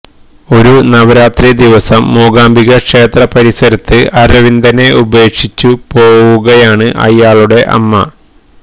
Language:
Malayalam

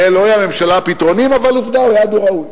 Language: Hebrew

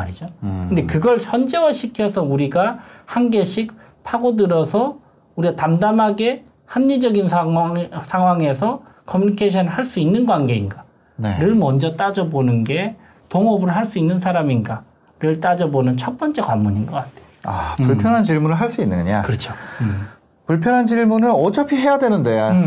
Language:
Korean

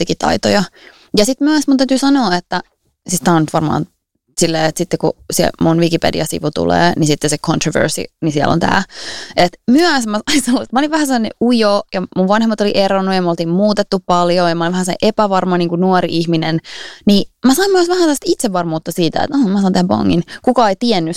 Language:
Finnish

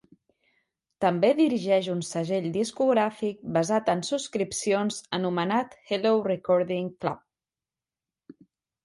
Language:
Catalan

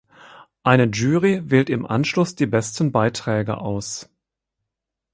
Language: German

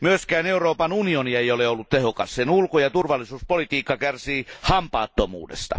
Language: Finnish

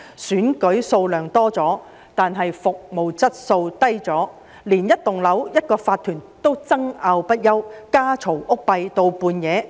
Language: Cantonese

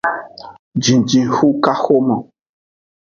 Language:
Aja (Benin)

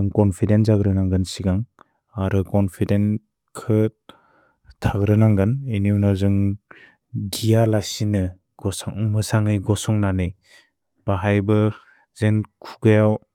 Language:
Bodo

